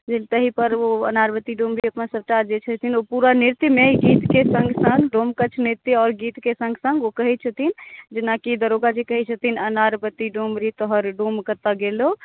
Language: Maithili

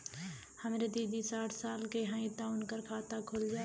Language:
Bhojpuri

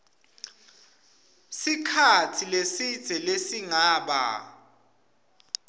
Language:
Swati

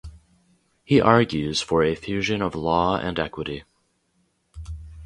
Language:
English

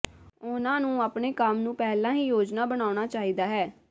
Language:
Punjabi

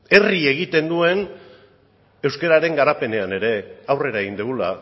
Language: Basque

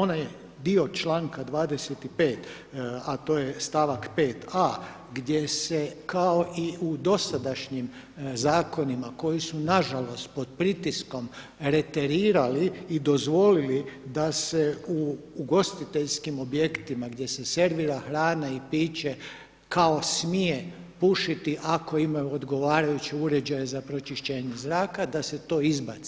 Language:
Croatian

